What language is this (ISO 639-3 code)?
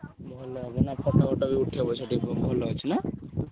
ori